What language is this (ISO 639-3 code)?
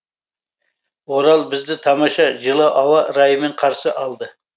kaz